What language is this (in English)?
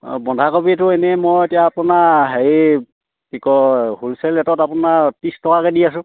Assamese